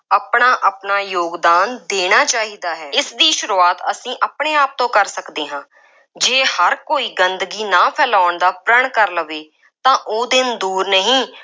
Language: Punjabi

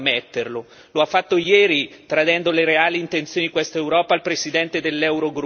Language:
Italian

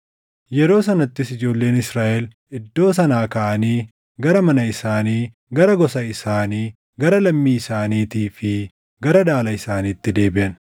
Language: Oromo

